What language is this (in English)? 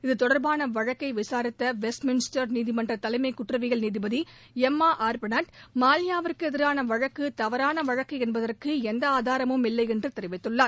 Tamil